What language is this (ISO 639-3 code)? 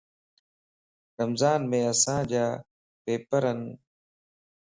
lss